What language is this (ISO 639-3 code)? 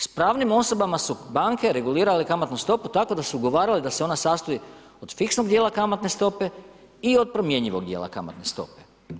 hrv